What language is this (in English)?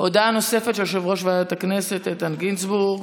Hebrew